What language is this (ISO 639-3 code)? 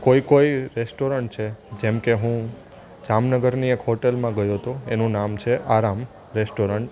guj